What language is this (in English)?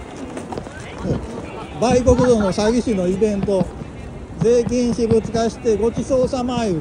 Japanese